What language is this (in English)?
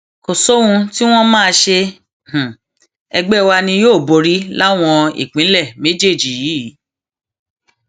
Yoruba